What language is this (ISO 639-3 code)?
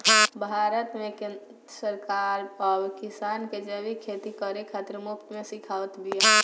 bho